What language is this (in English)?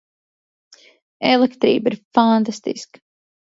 Latvian